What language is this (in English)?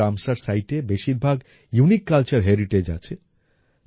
Bangla